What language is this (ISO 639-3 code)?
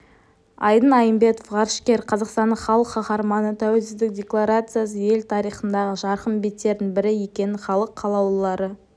kaz